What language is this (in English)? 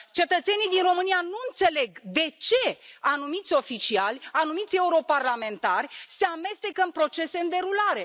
Romanian